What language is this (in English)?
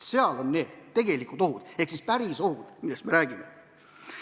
Estonian